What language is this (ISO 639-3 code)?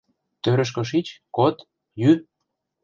chm